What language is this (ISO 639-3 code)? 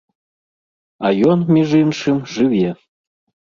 bel